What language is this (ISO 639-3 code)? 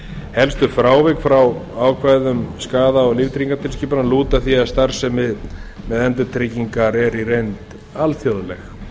isl